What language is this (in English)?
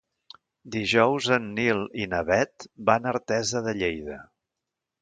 Catalan